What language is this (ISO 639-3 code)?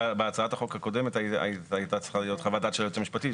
heb